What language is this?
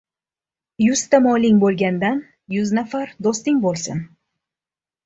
Uzbek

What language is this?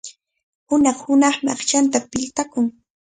Cajatambo North Lima Quechua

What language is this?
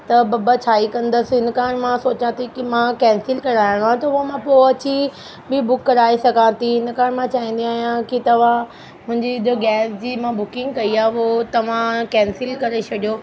Sindhi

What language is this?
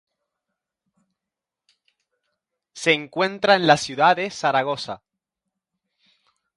Spanish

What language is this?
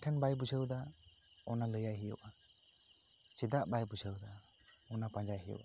Santali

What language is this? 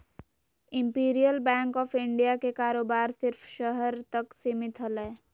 Magahi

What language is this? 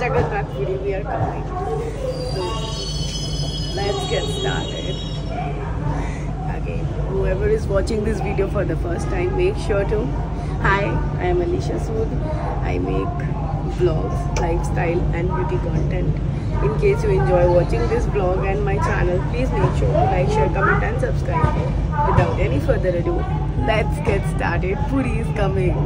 Hindi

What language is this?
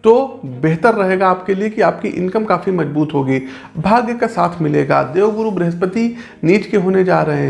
Hindi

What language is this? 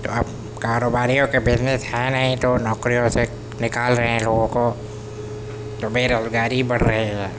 Urdu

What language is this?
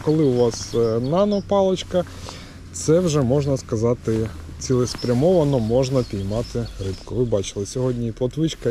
Ukrainian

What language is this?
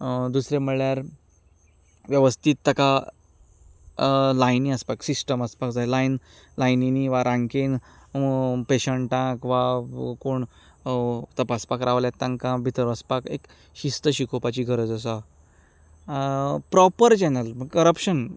Konkani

